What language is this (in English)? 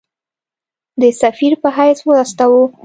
Pashto